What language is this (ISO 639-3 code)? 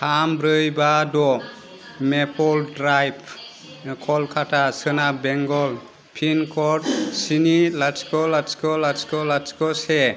brx